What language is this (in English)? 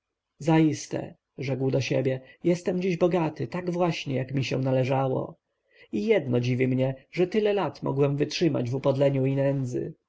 Polish